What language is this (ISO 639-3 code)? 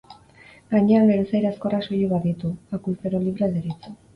eus